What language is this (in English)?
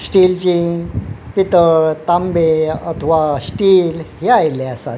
Konkani